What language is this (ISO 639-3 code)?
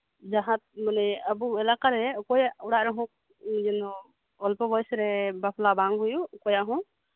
sat